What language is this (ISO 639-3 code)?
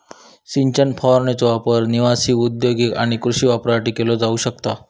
mar